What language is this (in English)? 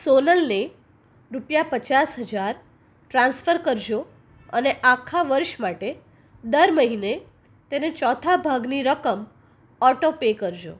Gujarati